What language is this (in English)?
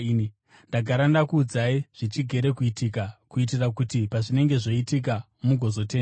Shona